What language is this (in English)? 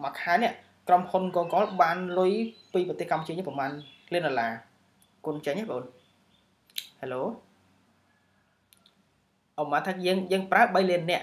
Vietnamese